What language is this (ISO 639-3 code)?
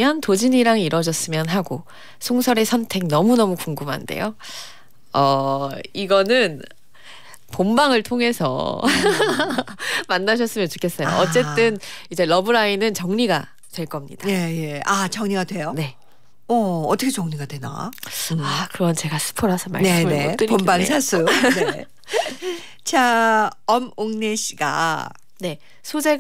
kor